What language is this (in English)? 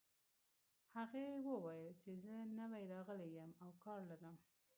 Pashto